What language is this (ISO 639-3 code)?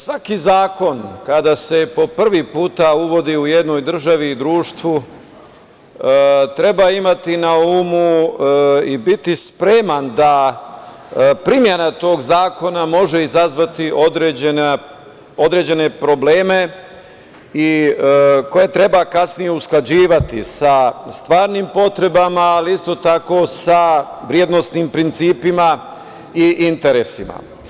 srp